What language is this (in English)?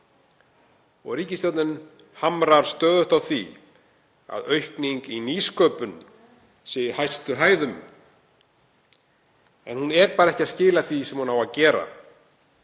Icelandic